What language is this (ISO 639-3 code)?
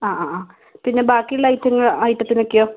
mal